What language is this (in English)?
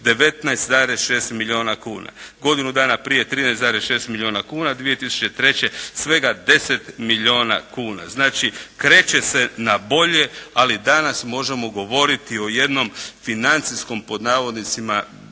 Croatian